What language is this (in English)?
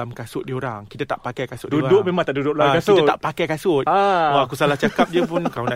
Malay